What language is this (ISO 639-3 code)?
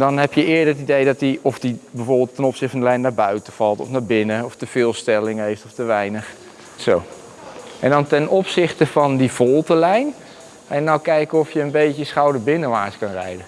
nld